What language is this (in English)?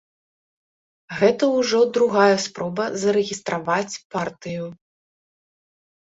Belarusian